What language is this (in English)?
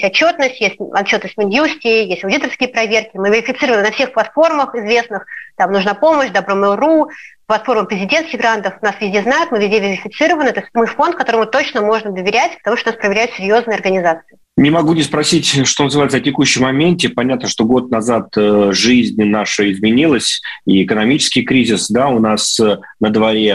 Russian